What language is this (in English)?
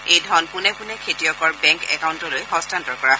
Assamese